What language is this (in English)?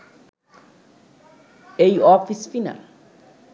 Bangla